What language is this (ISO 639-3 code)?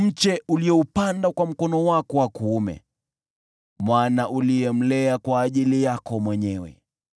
swa